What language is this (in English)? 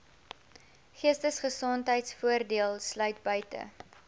Afrikaans